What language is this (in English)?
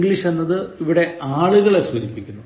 Malayalam